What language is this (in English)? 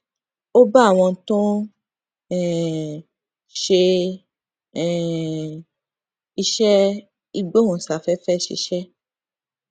Yoruba